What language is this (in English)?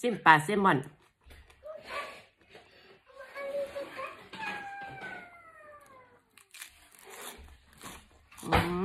Thai